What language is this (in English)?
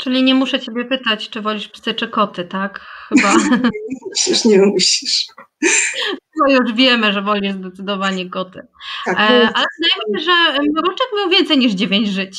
Polish